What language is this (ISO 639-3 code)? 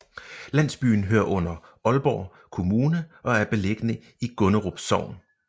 dan